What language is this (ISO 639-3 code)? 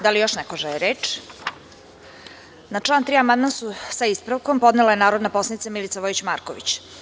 srp